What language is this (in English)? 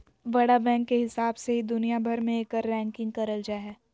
Magahi